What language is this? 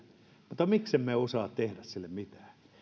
Finnish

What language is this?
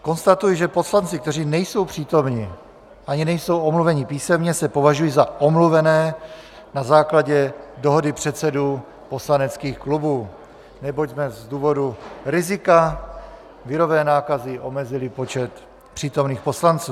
Czech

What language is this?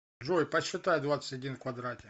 Russian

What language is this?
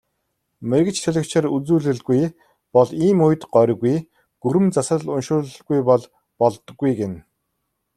Mongolian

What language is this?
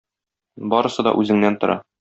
Tatar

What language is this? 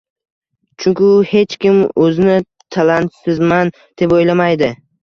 Uzbek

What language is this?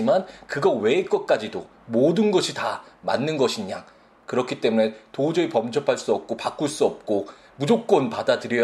Korean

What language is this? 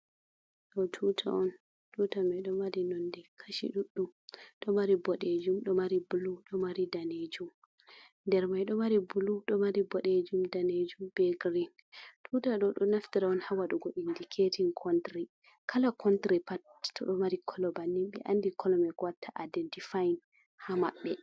Fula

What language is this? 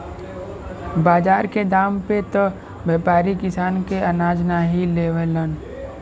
Bhojpuri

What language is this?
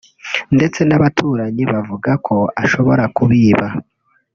Kinyarwanda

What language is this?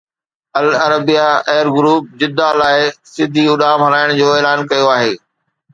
Sindhi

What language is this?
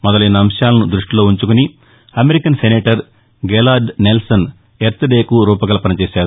Telugu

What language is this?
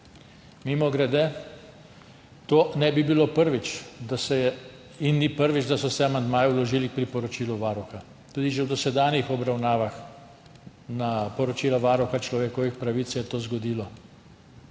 Slovenian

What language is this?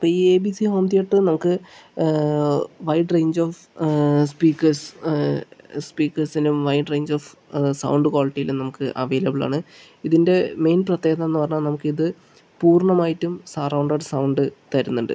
Malayalam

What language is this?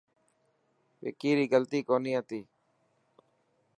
Dhatki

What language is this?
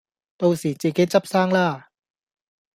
Cantonese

